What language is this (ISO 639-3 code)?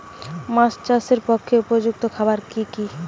ben